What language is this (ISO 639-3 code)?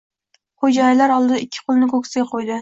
uzb